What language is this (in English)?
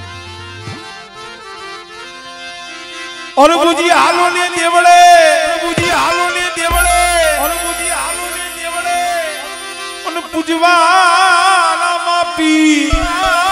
Arabic